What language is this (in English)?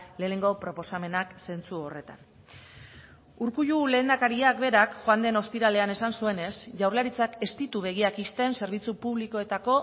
Basque